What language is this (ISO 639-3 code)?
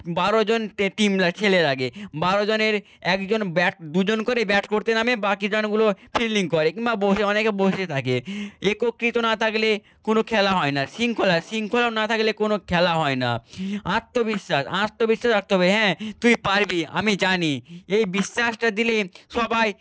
ben